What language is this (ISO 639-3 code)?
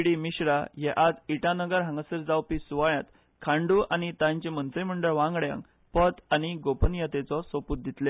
kok